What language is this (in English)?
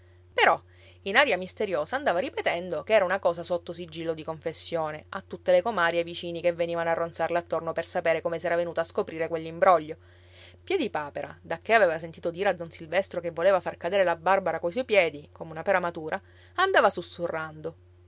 Italian